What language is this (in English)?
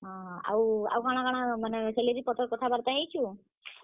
Odia